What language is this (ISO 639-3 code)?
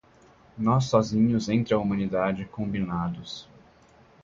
por